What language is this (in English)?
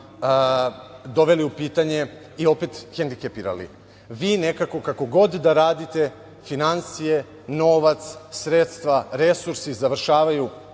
Serbian